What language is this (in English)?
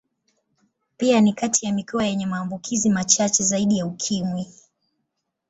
Swahili